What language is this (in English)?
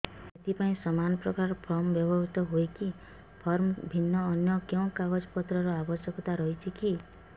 Odia